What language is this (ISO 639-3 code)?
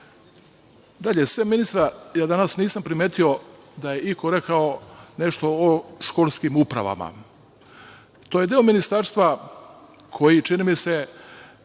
srp